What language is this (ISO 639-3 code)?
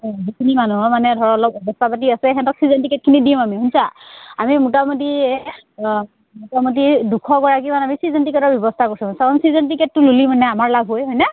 asm